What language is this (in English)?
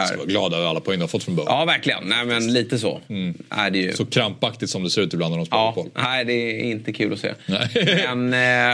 Swedish